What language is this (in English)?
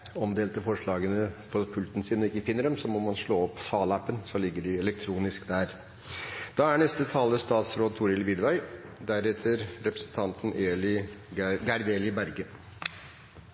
Norwegian Bokmål